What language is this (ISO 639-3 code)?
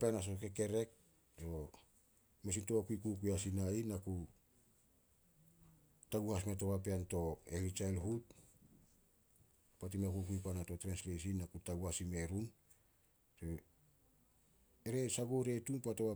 sol